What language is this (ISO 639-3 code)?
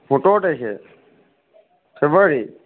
asm